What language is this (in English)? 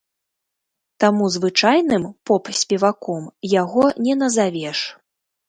Belarusian